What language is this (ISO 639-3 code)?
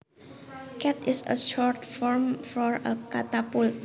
jav